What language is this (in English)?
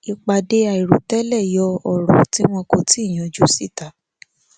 Yoruba